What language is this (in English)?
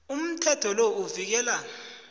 South Ndebele